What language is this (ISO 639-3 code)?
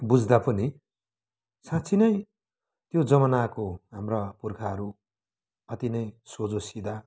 nep